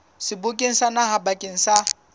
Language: Southern Sotho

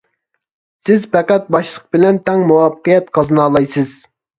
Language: Uyghur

